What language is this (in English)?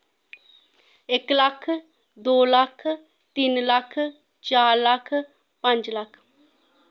Dogri